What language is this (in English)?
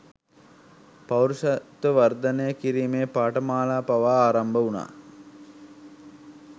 Sinhala